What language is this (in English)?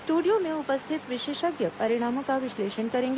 Hindi